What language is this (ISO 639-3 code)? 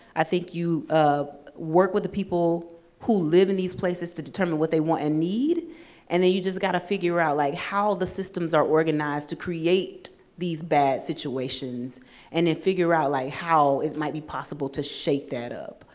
eng